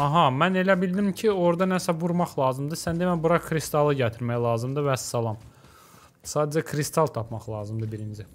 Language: Turkish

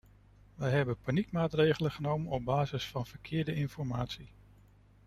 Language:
Dutch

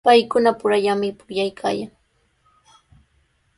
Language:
Sihuas Ancash Quechua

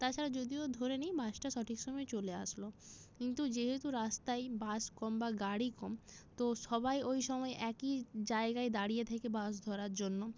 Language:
Bangla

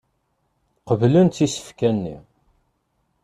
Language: Kabyle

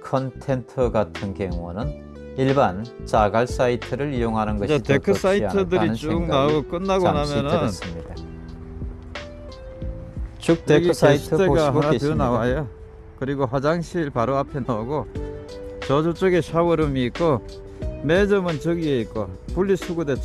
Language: Korean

